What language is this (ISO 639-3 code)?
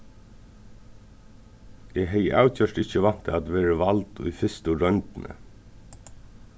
fao